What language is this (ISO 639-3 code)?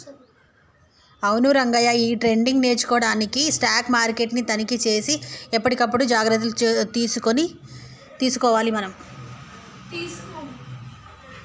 tel